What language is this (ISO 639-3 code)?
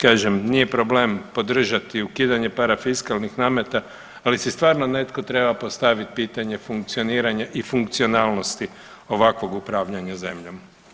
hrv